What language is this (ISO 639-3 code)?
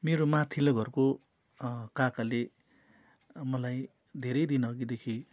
nep